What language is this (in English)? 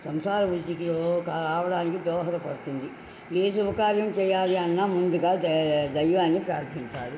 Telugu